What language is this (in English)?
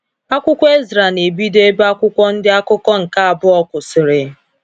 Igbo